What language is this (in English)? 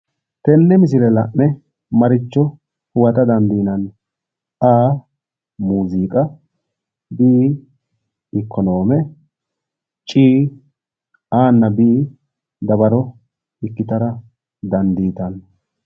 Sidamo